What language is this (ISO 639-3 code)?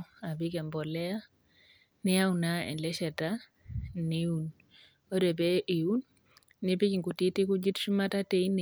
mas